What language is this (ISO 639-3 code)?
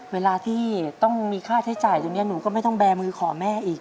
tha